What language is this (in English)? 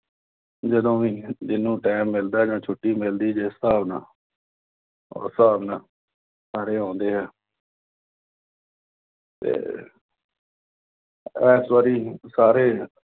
Punjabi